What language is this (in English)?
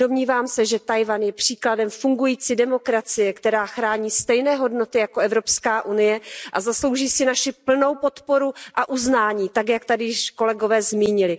Czech